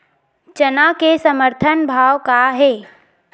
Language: Chhattisgarhi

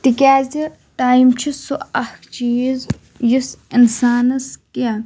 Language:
Kashmiri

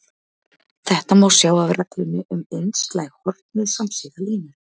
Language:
Icelandic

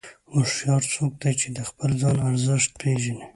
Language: Pashto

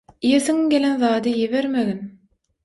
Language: Turkmen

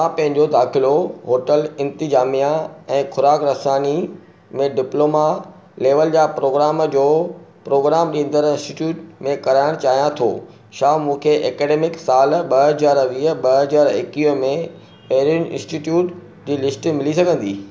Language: Sindhi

